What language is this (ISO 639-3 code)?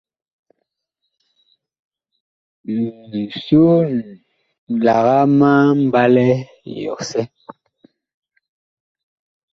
bkh